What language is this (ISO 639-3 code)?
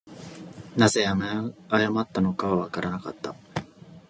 jpn